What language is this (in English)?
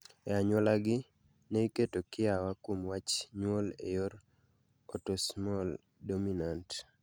Luo (Kenya and Tanzania)